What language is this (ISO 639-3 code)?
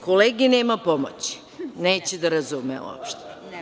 srp